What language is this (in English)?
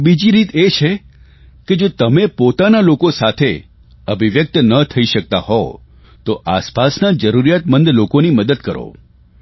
Gujarati